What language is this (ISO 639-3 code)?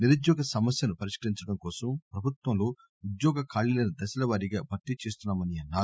tel